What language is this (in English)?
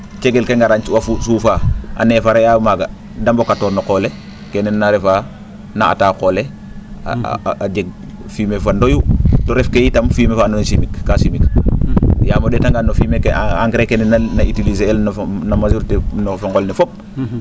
Serer